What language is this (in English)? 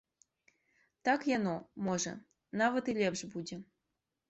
Belarusian